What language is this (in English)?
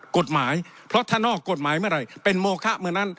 Thai